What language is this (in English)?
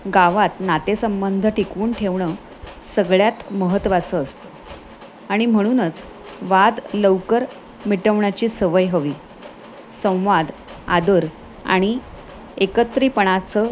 Marathi